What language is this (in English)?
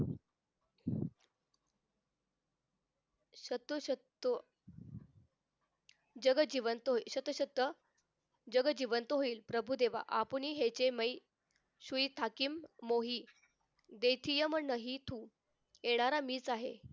Marathi